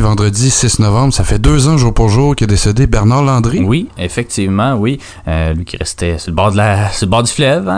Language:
French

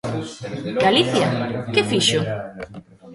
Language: Galician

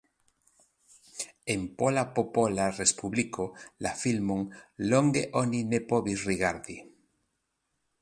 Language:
Esperanto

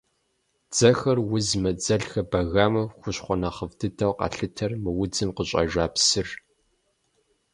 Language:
Kabardian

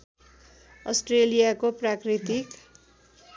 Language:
Nepali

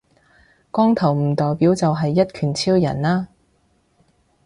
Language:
Cantonese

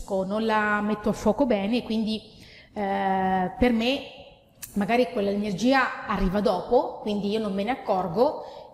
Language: Italian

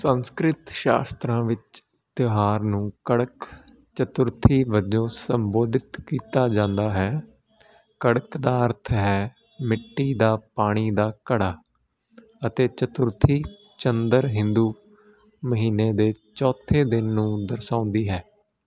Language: Punjabi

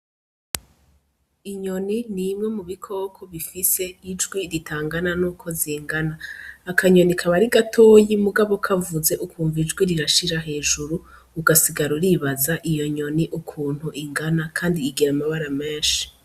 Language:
Rundi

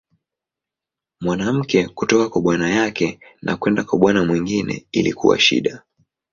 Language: Swahili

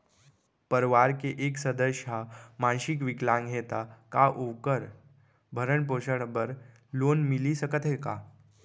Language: Chhattisgarhi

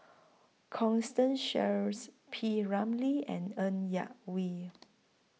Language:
English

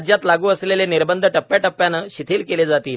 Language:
Marathi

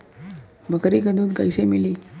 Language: Bhojpuri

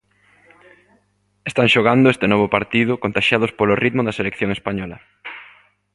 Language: Galician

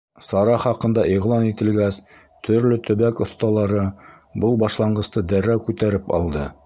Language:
Bashkir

